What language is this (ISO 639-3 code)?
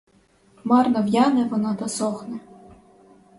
ukr